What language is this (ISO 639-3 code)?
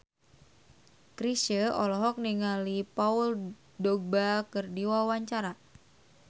sun